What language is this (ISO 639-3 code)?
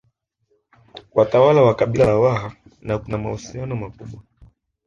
swa